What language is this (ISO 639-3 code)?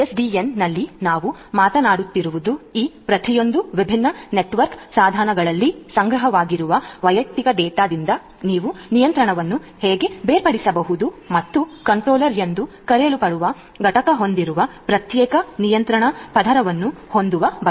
kan